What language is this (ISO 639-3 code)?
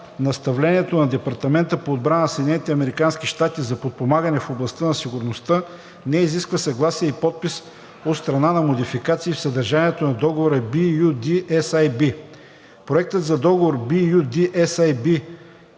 bul